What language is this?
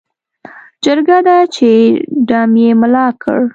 Pashto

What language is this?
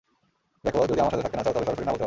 Bangla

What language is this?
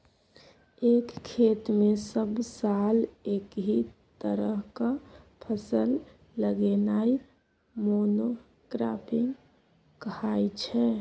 Maithili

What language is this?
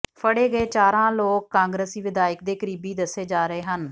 Punjabi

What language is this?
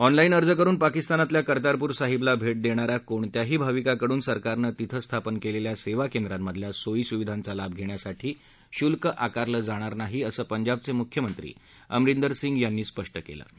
Marathi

